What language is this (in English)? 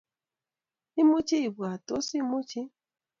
Kalenjin